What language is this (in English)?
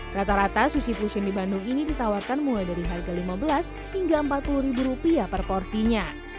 Indonesian